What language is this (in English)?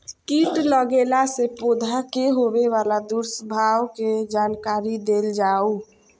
Maithili